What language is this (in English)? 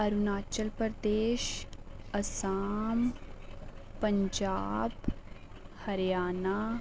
Dogri